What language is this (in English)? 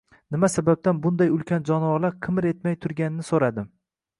Uzbek